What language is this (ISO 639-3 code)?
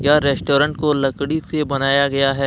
hin